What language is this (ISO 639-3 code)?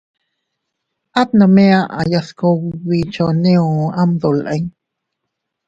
cut